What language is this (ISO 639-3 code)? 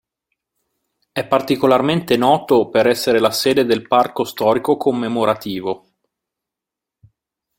ita